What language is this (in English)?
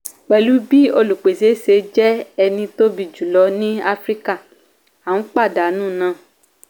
Yoruba